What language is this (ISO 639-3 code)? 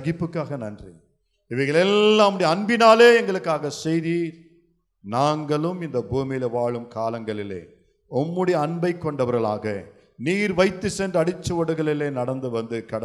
tam